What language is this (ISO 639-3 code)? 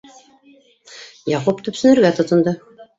bak